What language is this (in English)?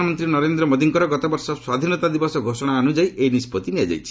Odia